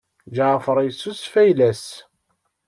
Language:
Kabyle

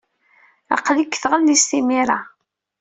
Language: Kabyle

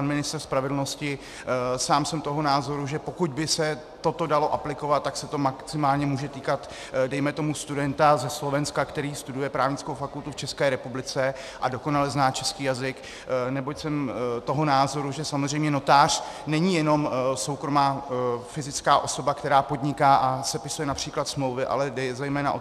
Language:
Czech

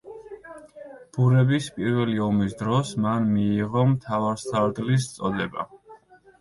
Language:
Georgian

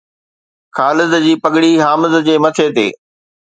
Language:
Sindhi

